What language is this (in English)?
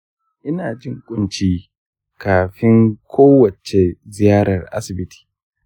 Hausa